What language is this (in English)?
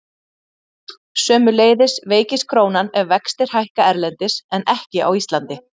Icelandic